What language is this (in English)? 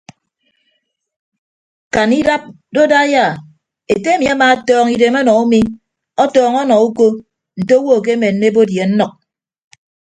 Ibibio